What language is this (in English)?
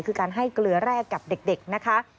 Thai